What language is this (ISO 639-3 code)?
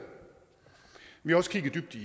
dan